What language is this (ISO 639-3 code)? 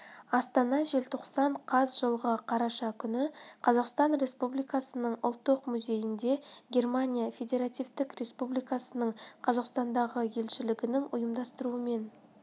kaz